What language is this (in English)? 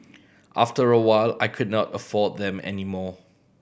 English